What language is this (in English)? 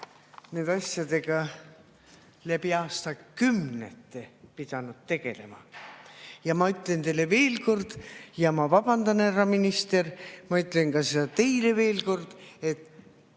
Estonian